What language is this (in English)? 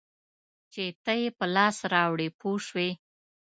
Pashto